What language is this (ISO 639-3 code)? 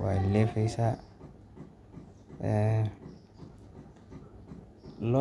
som